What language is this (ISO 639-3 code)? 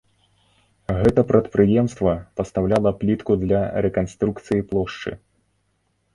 bel